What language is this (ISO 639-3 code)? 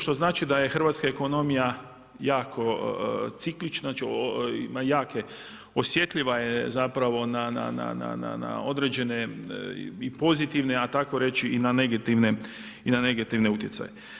hrv